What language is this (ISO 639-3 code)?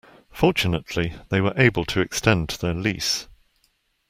eng